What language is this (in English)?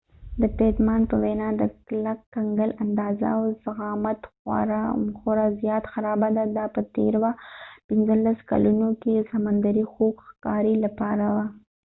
Pashto